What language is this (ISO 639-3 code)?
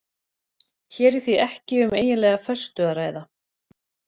isl